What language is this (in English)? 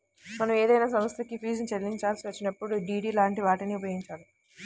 Telugu